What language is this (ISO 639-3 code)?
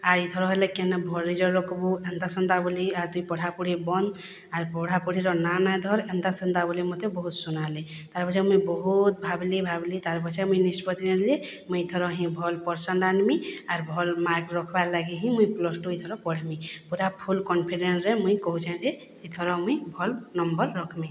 ori